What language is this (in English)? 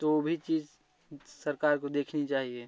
Hindi